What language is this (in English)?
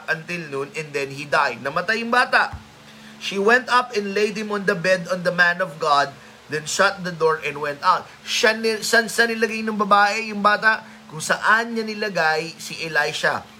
Filipino